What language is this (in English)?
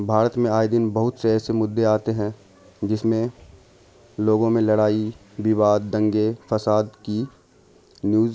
Urdu